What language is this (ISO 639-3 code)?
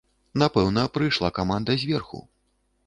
bel